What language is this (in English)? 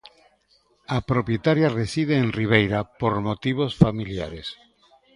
Galician